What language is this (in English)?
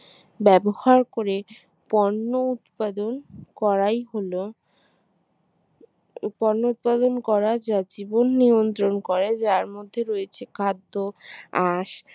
Bangla